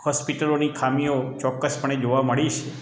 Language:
Gujarati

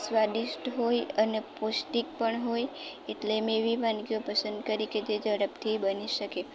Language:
Gujarati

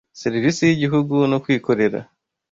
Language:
Kinyarwanda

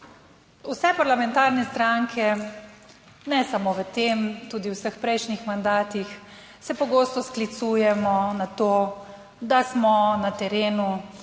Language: Slovenian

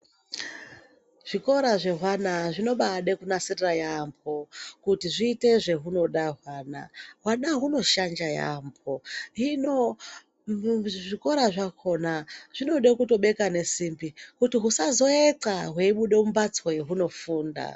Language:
Ndau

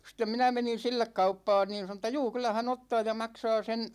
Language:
Finnish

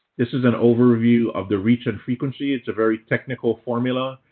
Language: English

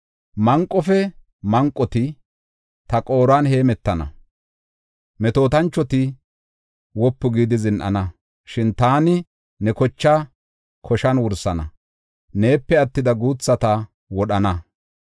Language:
Gofa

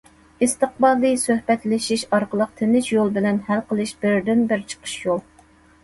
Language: Uyghur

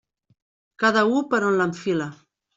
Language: Catalan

